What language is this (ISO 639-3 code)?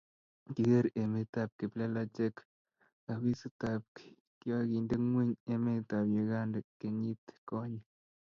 kln